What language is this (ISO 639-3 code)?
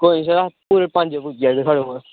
doi